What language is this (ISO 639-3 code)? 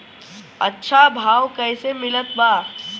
bho